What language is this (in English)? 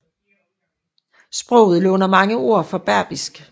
Danish